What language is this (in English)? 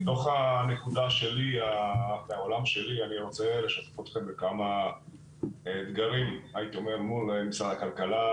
Hebrew